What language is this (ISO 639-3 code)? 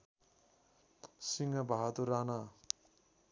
nep